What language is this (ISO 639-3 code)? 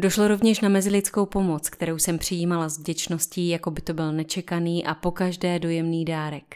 ces